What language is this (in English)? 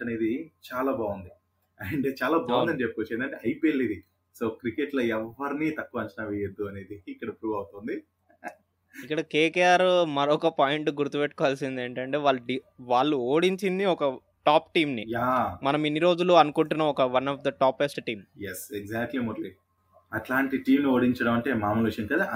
Telugu